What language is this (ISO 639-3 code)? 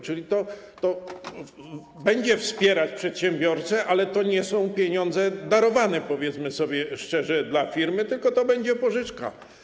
pol